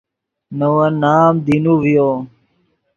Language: Yidgha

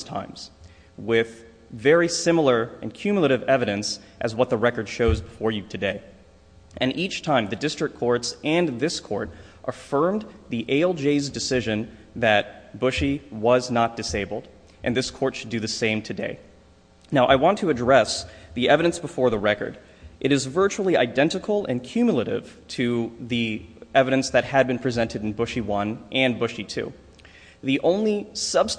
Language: English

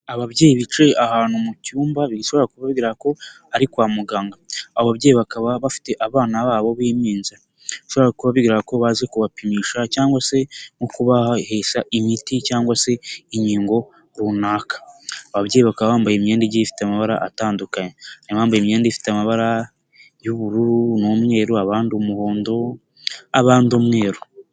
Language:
Kinyarwanda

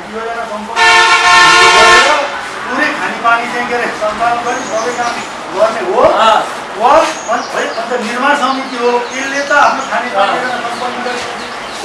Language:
Indonesian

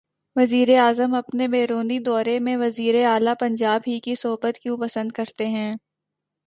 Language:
Urdu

